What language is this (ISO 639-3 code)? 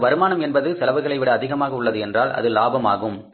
tam